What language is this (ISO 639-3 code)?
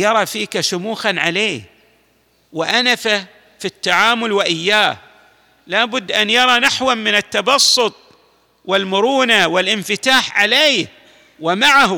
ara